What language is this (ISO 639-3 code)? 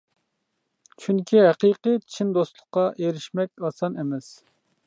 uig